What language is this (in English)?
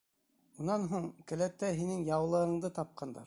Bashkir